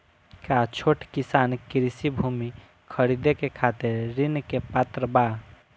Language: Bhojpuri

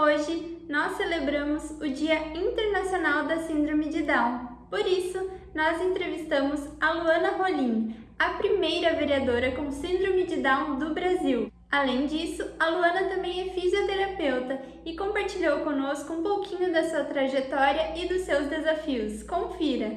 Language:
Portuguese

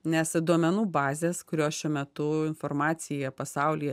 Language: Lithuanian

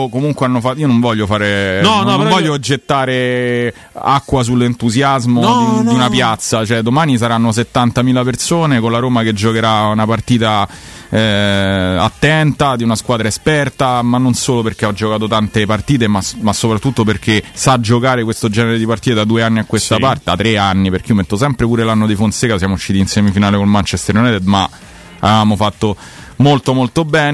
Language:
Italian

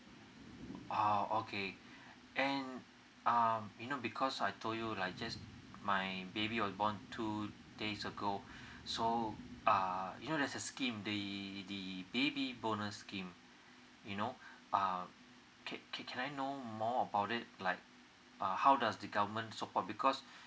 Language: English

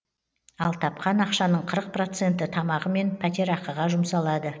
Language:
Kazakh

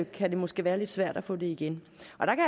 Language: Danish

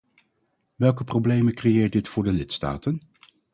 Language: Dutch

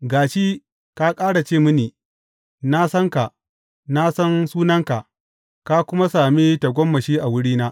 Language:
Hausa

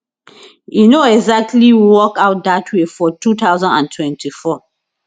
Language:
Nigerian Pidgin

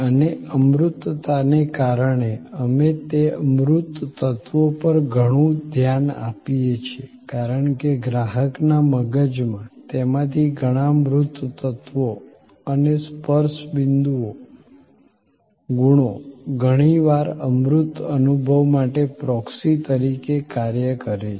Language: Gujarati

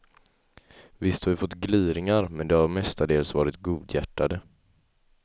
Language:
Swedish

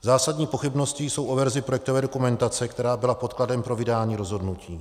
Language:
Czech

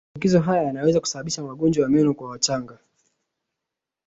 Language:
Swahili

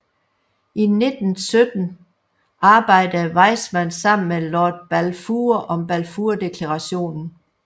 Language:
Danish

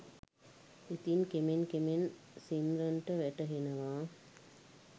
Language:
Sinhala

